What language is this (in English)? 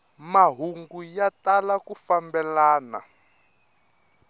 Tsonga